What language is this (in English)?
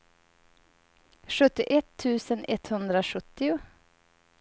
Swedish